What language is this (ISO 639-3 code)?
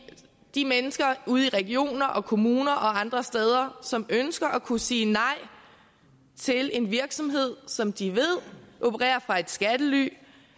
dan